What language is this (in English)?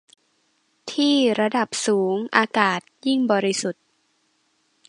Thai